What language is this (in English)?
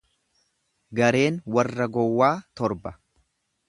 Oromo